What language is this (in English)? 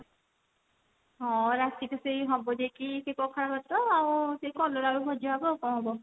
Odia